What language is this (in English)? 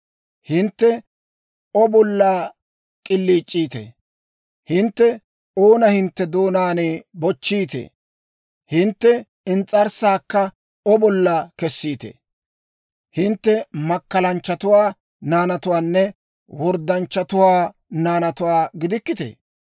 Dawro